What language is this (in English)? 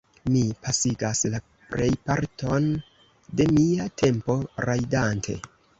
Esperanto